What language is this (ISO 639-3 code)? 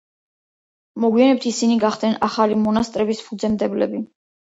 kat